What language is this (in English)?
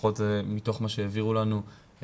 Hebrew